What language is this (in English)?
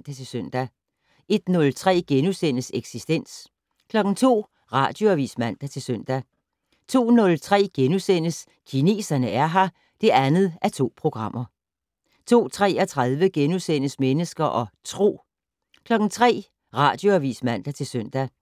Danish